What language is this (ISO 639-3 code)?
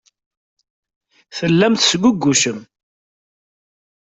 kab